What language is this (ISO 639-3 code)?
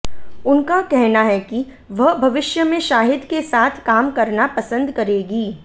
hin